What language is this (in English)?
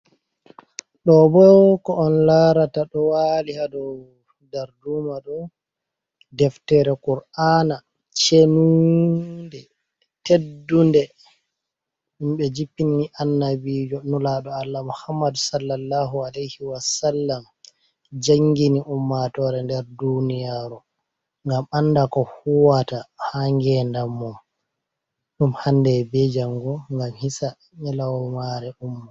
Fula